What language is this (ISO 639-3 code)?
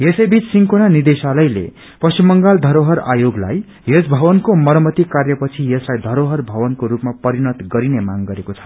nep